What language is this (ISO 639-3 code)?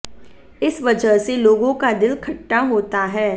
hin